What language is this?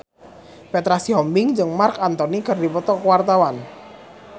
Sundanese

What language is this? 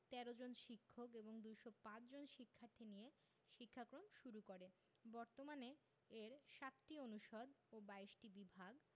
Bangla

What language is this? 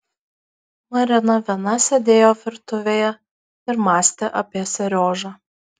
Lithuanian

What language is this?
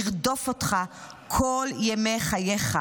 Hebrew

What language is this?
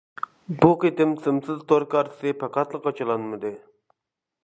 Uyghur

